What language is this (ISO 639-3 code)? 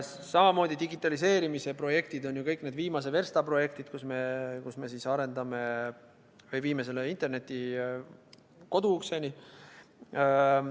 est